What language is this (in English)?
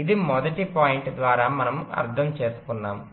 Telugu